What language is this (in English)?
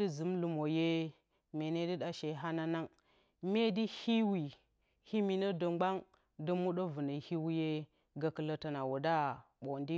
Bacama